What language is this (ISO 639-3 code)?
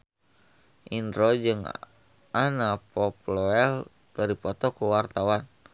sun